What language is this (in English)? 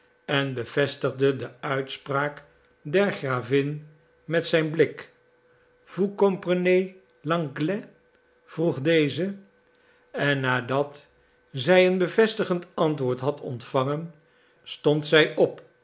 Dutch